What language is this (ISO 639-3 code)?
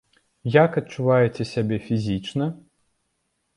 bel